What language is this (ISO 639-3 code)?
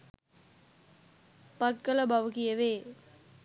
sin